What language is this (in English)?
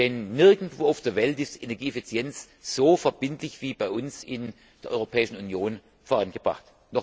German